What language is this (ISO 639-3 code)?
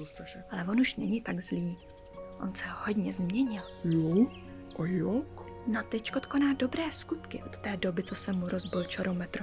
ces